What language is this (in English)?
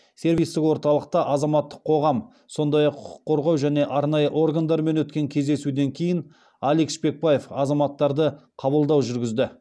Kazakh